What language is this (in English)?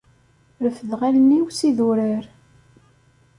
Kabyle